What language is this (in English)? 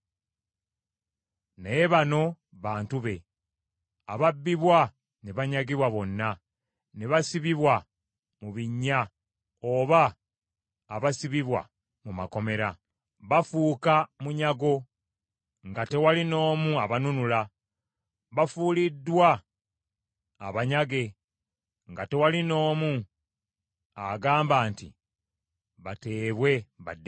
Ganda